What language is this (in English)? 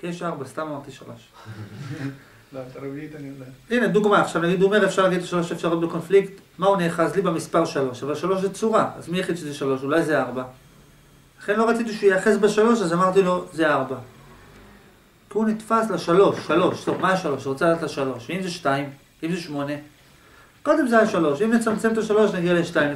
Hebrew